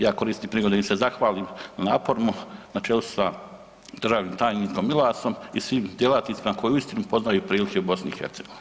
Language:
Croatian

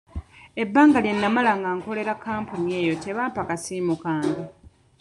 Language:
Ganda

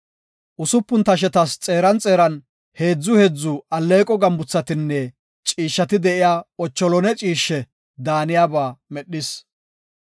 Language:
Gofa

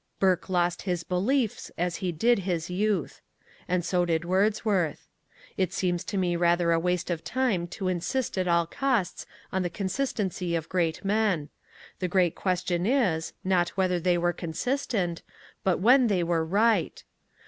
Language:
English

